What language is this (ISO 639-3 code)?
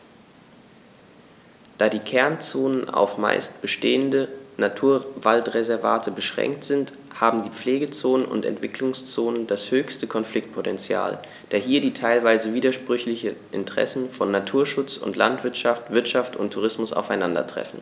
deu